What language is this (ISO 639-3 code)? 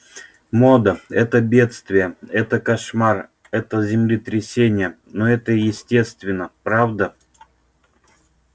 rus